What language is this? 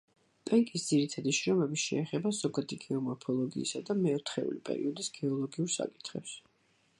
Georgian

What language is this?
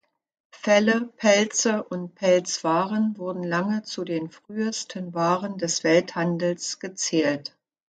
German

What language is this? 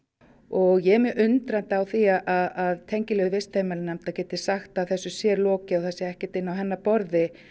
Icelandic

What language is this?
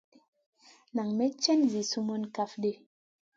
Masana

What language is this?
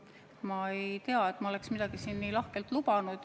Estonian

